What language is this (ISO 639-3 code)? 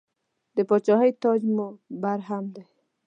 pus